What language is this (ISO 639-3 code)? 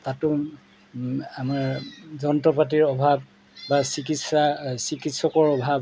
asm